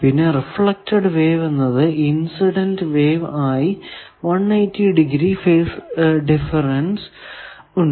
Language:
Malayalam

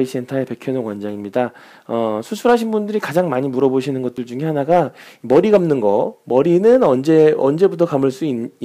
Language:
Korean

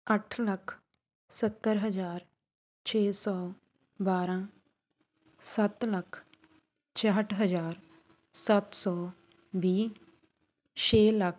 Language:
Punjabi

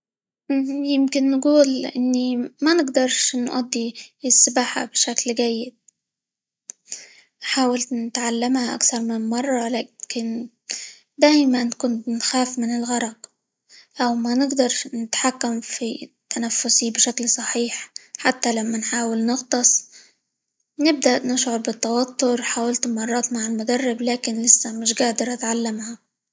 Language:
Libyan Arabic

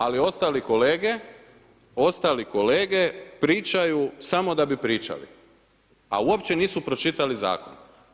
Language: Croatian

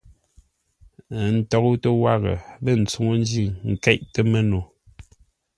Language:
Ngombale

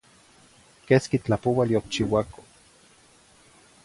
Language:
Zacatlán-Ahuacatlán-Tepetzintla Nahuatl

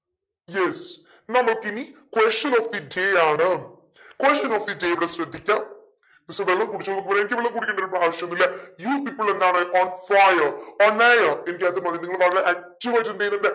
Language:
Malayalam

